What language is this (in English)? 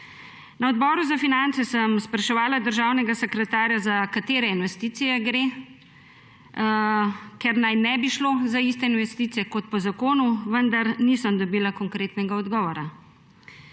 Slovenian